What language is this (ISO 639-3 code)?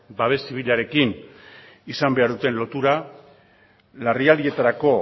eus